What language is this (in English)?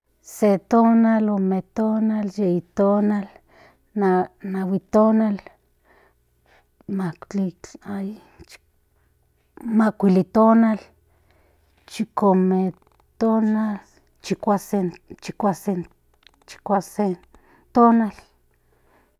Central Nahuatl